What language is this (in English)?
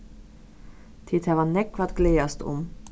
Faroese